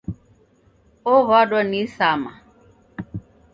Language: Taita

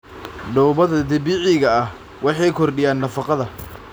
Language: Somali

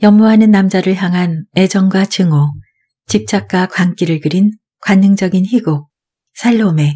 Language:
Korean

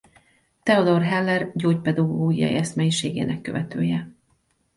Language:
Hungarian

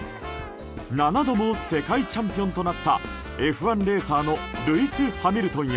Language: Japanese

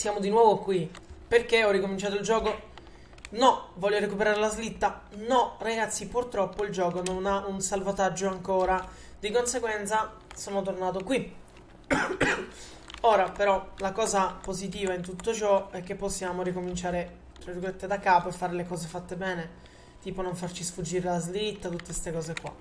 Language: Italian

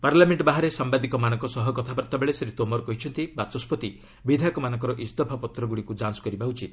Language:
Odia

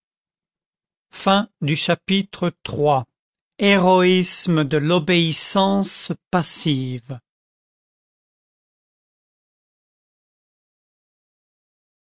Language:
French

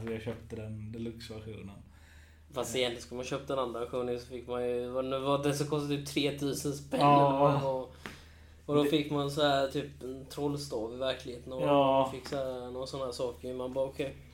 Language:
Swedish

